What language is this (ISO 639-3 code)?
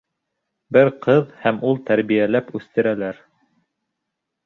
bak